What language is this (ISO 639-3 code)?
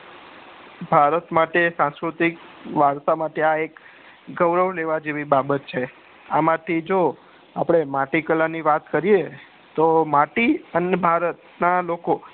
guj